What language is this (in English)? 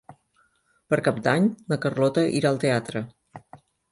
Catalan